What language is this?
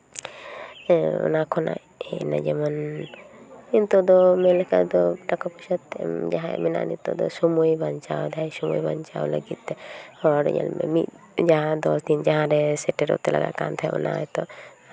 Santali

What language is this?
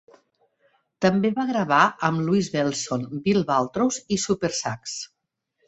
Catalan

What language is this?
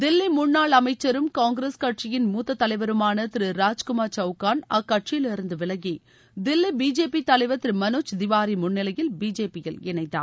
Tamil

